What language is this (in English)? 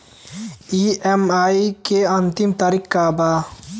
Bhojpuri